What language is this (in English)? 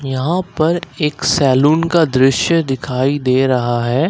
Hindi